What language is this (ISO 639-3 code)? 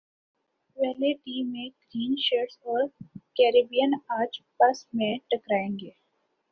urd